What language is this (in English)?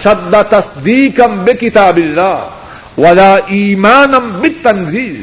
Urdu